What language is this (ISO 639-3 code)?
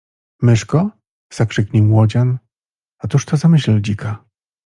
pol